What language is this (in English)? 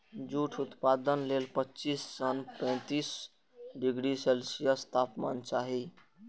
Maithili